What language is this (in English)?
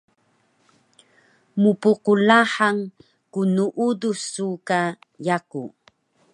Taroko